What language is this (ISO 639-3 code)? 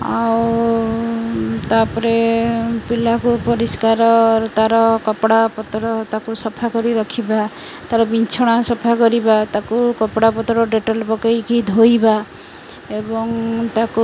ori